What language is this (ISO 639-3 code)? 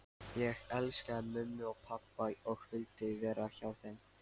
isl